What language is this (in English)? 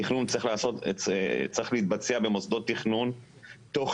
Hebrew